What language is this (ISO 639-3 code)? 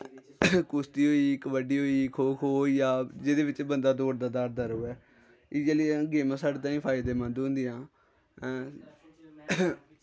doi